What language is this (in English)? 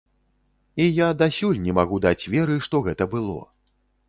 Belarusian